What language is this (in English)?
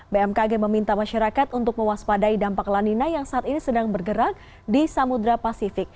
Indonesian